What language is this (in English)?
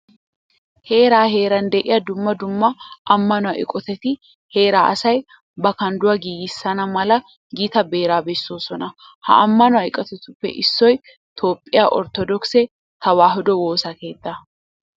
Wolaytta